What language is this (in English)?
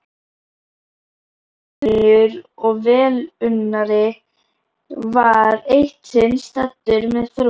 Icelandic